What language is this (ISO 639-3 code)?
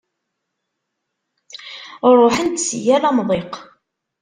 kab